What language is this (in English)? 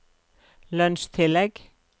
Norwegian